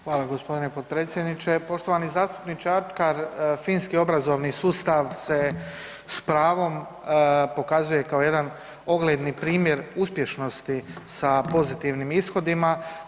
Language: Croatian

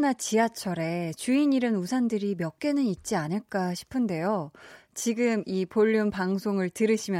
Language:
Korean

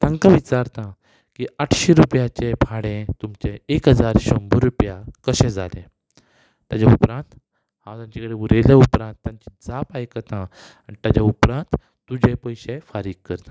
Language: Konkani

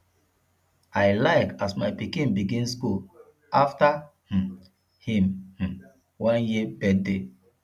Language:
Nigerian Pidgin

